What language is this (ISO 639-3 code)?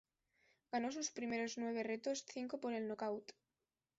spa